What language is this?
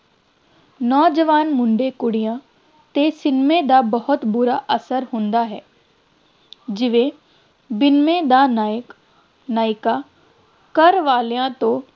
Punjabi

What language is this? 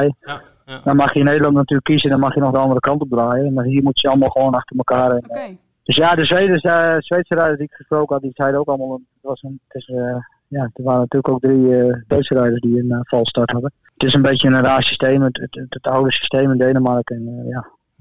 Dutch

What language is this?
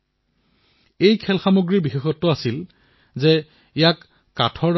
Assamese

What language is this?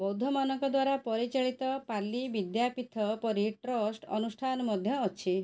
Odia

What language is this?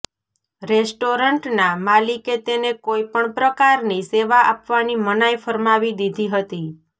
Gujarati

